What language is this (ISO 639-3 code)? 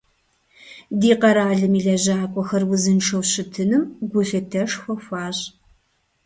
kbd